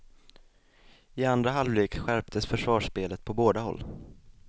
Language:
Swedish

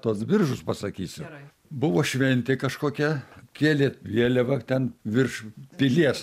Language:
Lithuanian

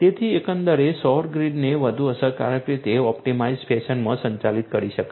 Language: Gujarati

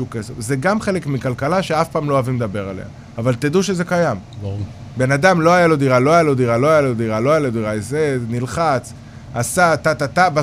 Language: Hebrew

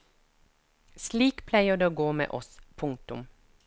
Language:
Norwegian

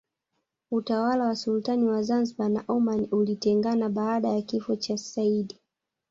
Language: Swahili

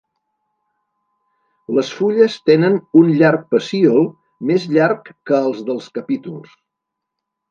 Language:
Catalan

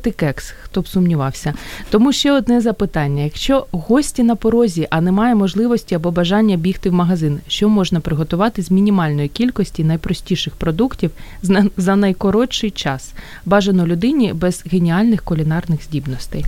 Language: Ukrainian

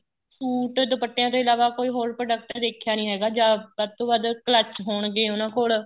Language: Punjabi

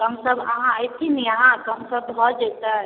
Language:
Maithili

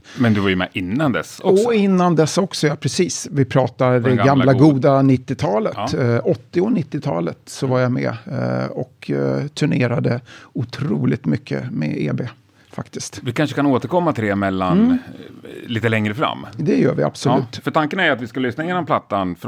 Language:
Swedish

